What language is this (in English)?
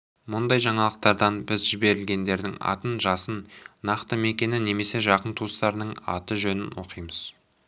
Kazakh